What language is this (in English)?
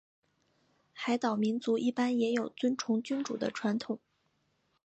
Chinese